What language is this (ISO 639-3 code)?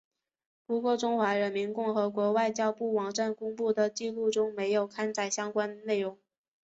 zho